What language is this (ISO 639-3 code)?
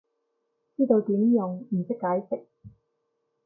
yue